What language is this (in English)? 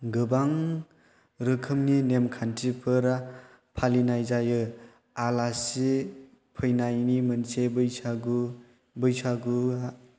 Bodo